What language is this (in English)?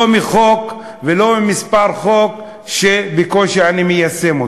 Hebrew